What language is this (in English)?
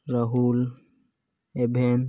Santali